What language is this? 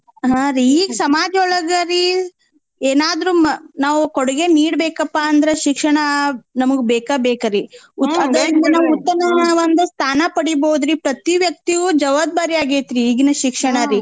Kannada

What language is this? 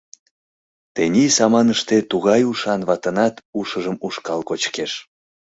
Mari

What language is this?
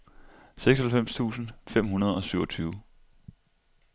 Danish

